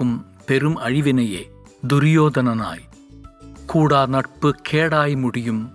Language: Tamil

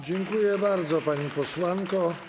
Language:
Polish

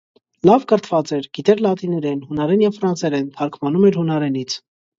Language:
Armenian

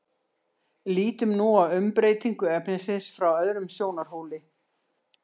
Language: Icelandic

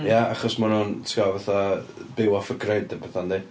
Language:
Welsh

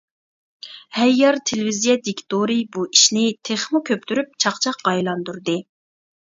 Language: Uyghur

